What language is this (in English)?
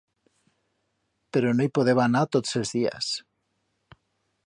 Aragonese